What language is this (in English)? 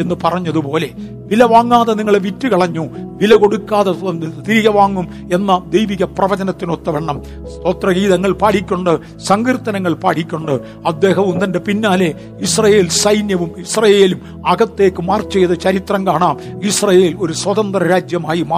Malayalam